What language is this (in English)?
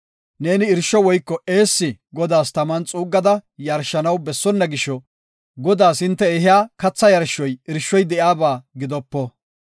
Gofa